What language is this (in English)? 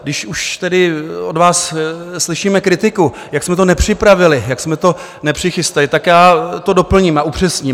Czech